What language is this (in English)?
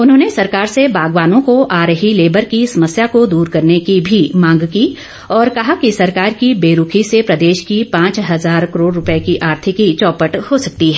Hindi